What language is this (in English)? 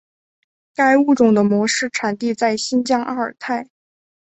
Chinese